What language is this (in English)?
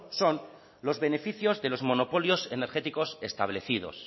Spanish